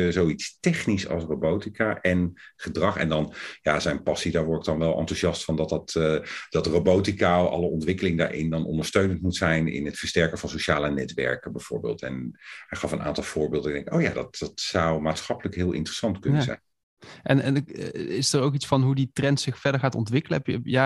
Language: Dutch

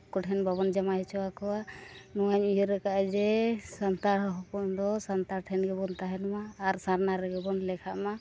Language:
Santali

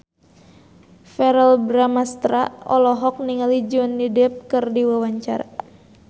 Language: Sundanese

